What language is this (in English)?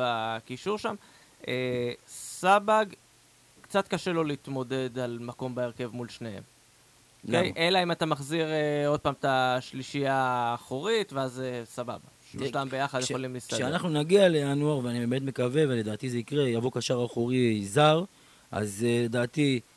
Hebrew